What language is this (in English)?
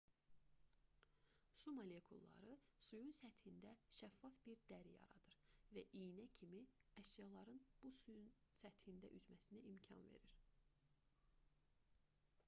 Azerbaijani